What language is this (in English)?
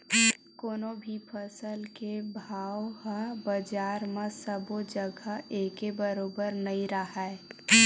Chhattisgarhi